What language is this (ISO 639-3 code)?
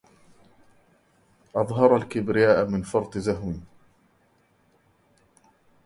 ara